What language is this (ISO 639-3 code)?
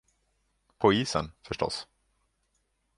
swe